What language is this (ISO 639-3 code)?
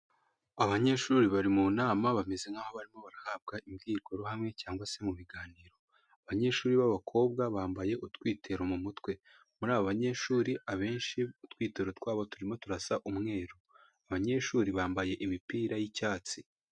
kin